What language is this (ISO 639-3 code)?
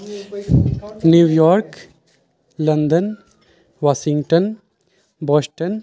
mai